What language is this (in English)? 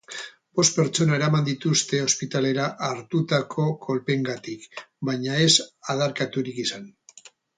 Basque